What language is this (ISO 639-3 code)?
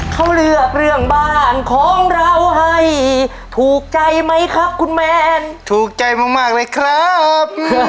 tha